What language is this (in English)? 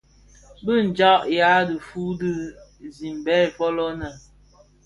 Bafia